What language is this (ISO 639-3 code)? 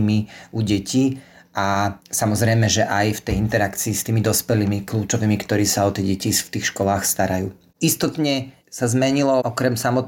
slk